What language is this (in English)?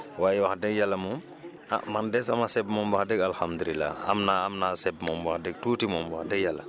Wolof